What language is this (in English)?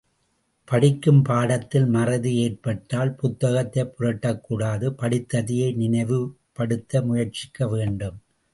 Tamil